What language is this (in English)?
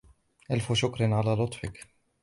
Arabic